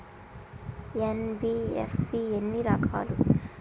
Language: Telugu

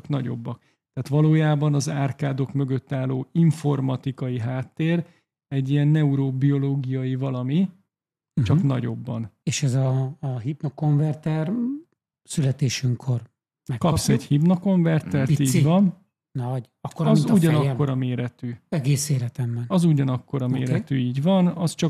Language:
Hungarian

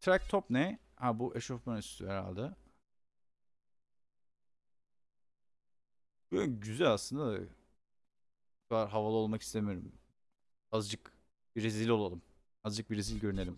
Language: Turkish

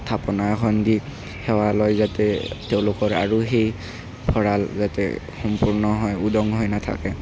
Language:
Assamese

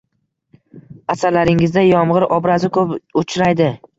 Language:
Uzbek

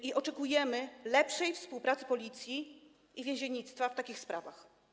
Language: Polish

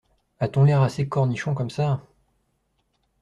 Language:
French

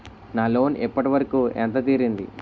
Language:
Telugu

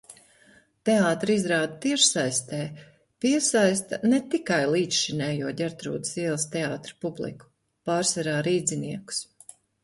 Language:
Latvian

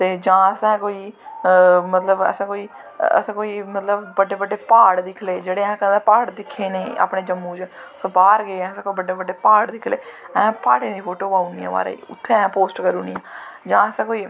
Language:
Dogri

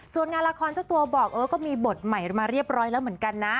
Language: Thai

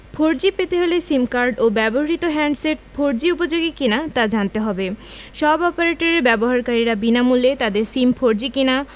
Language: Bangla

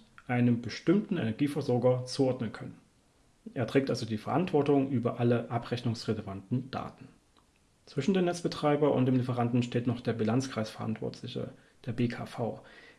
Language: German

